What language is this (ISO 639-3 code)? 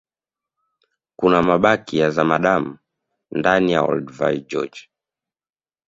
swa